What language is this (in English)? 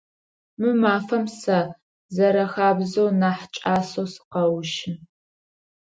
Adyghe